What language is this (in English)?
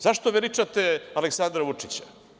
Serbian